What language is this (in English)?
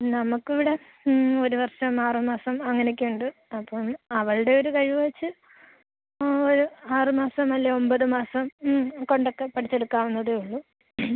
Malayalam